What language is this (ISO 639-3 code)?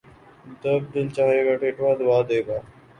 urd